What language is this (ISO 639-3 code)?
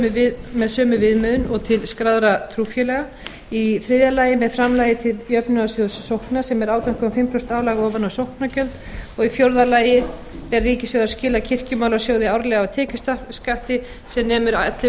isl